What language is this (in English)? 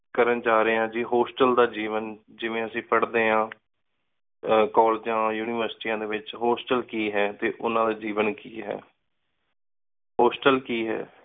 Punjabi